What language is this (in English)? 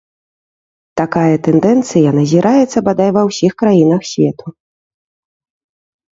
Belarusian